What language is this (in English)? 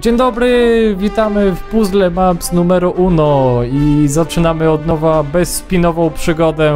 Polish